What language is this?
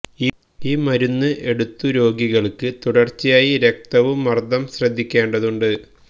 Malayalam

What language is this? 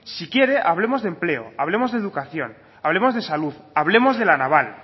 Spanish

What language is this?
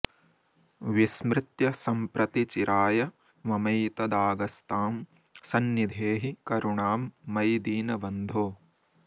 Sanskrit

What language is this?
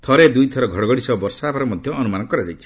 Odia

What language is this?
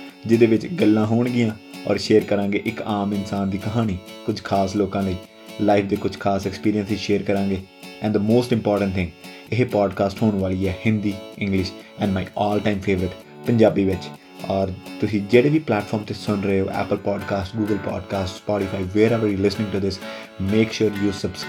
Punjabi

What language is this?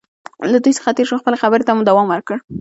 Pashto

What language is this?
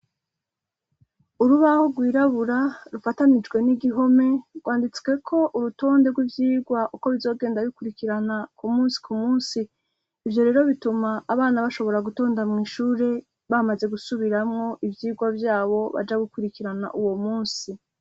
Rundi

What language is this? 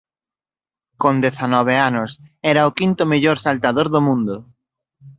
Galician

